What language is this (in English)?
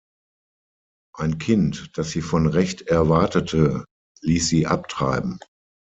German